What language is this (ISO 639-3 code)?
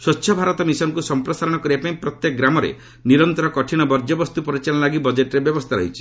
ori